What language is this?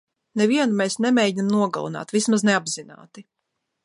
Latvian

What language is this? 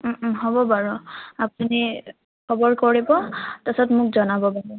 Assamese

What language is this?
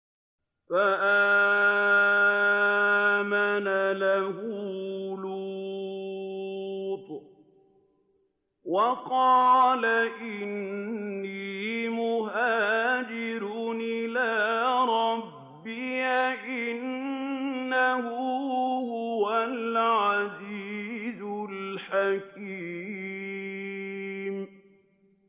Arabic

